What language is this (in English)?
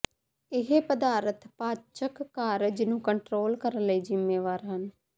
Punjabi